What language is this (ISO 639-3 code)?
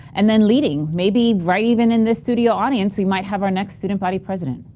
eng